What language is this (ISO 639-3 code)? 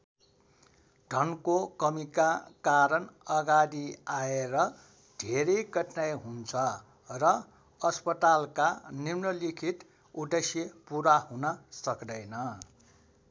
nep